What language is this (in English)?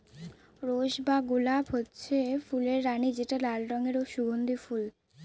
Bangla